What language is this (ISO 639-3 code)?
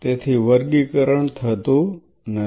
guj